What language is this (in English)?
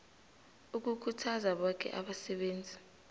South Ndebele